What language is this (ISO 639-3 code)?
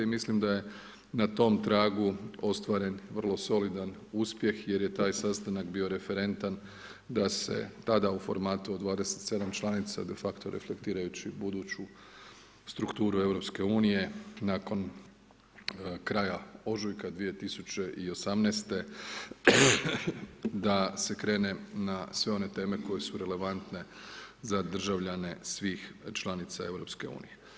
hrv